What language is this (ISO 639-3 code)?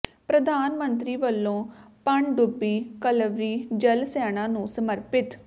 pan